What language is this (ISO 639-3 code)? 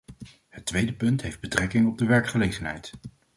nld